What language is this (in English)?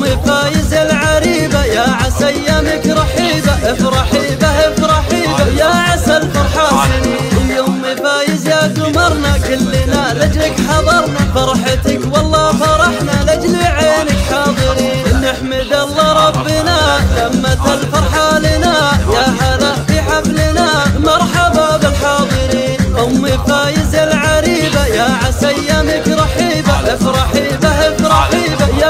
Arabic